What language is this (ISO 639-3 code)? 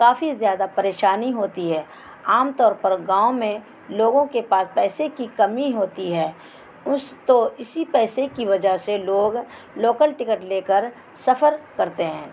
urd